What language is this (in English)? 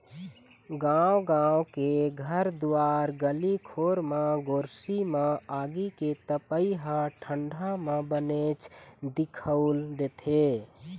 Chhattisgarhi